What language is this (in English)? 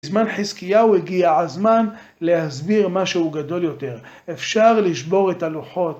Hebrew